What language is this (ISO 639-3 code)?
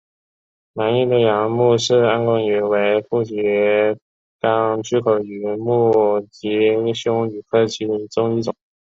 zho